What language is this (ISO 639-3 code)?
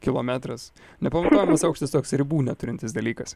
lit